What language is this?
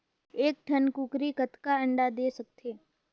Chhattisgarhi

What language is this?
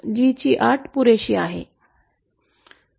Marathi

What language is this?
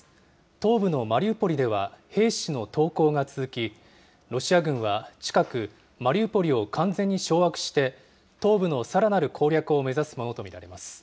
Japanese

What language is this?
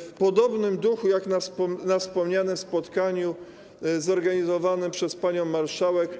Polish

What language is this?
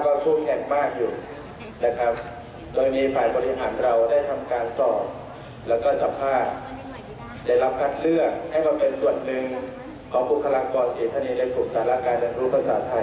Thai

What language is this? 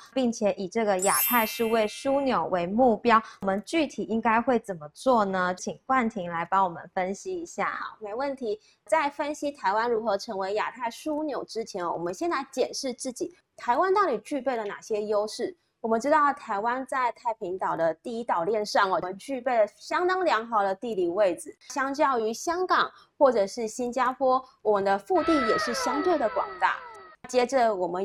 Chinese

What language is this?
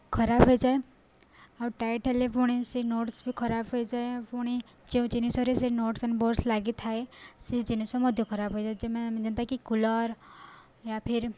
Odia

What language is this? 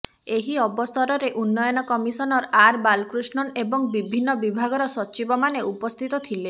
Odia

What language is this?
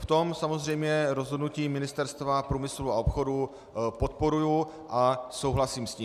Czech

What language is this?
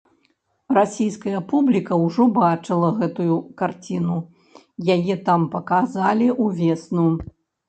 Belarusian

